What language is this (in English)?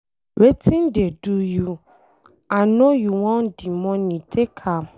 Nigerian Pidgin